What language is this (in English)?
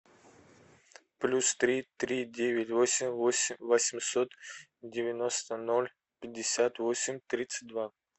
Russian